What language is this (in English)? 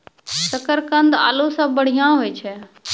Maithili